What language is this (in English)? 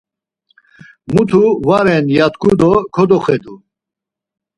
Laz